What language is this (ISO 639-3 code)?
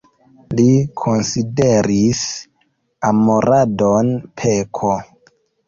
epo